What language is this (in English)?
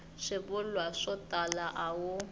Tsonga